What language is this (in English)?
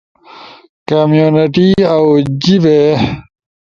Ushojo